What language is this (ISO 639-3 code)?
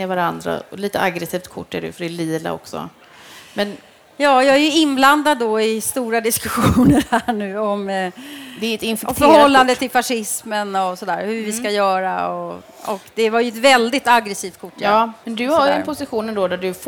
swe